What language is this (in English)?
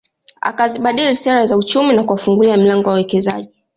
Swahili